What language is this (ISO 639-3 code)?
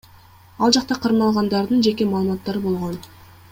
kir